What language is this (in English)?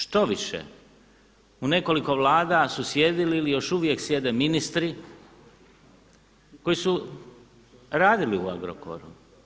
Croatian